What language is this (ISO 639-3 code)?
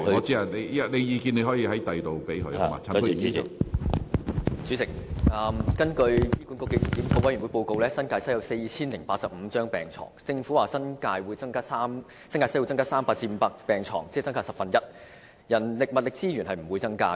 yue